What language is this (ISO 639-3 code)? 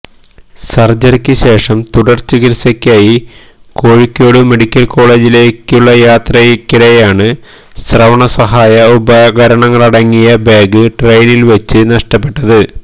mal